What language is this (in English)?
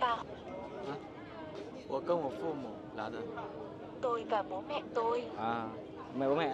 Vietnamese